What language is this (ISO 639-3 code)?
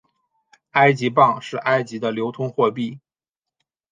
zho